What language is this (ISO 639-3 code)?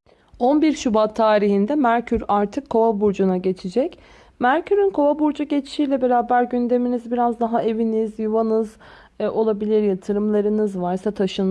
tur